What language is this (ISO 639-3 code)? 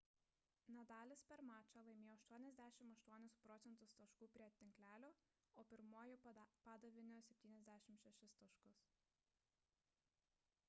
lit